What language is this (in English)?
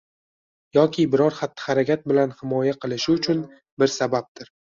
Uzbek